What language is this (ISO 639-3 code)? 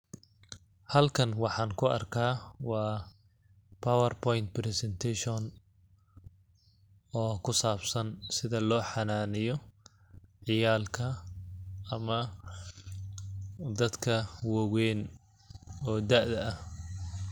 som